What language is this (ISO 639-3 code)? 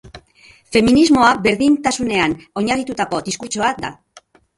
eus